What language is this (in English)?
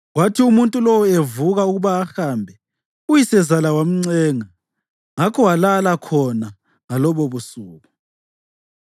North Ndebele